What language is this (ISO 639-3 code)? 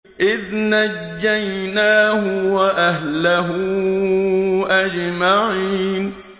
ara